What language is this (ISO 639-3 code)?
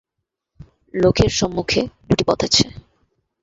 ben